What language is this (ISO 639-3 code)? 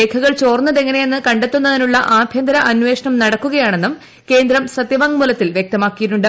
mal